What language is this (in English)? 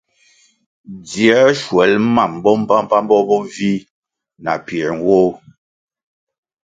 Kwasio